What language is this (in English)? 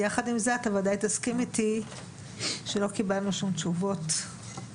Hebrew